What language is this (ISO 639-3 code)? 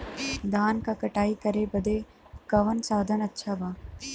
bho